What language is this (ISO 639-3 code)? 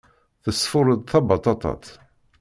kab